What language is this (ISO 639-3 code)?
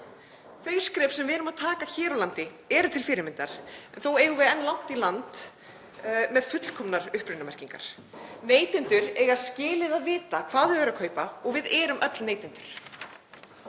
isl